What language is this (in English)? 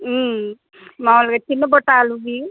Telugu